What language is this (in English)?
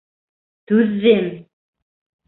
Bashkir